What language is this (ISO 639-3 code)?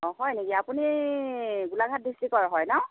asm